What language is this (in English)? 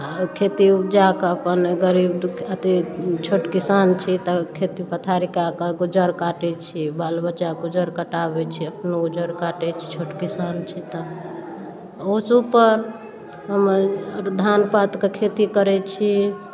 Maithili